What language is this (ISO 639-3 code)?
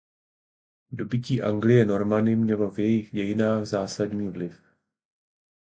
ces